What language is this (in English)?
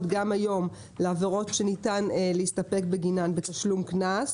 Hebrew